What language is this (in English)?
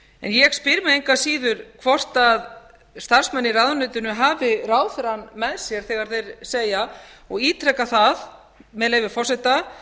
Icelandic